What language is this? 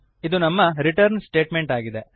Kannada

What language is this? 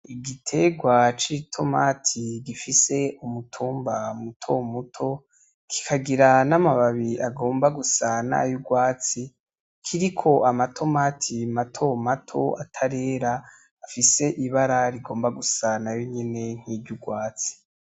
Rundi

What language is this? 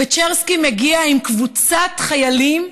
Hebrew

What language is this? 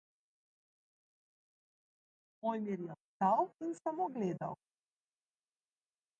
Slovenian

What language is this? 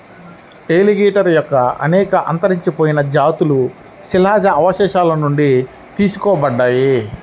Telugu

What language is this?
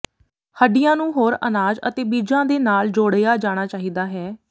Punjabi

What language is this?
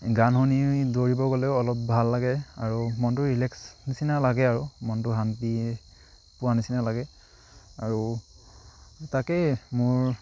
Assamese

